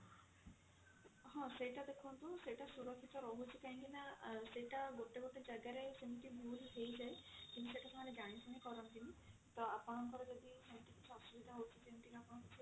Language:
Odia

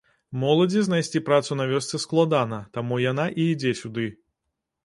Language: Belarusian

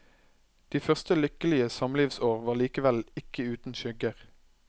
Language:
Norwegian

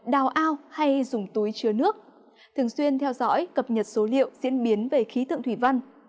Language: Vietnamese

